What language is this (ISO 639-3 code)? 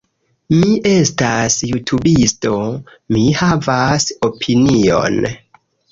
epo